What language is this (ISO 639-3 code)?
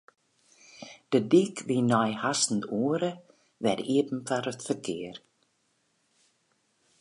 fry